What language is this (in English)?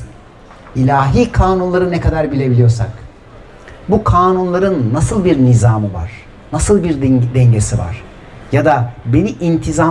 Turkish